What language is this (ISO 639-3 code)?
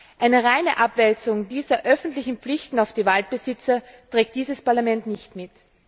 deu